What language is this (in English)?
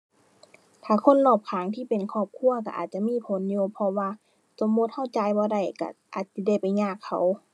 Thai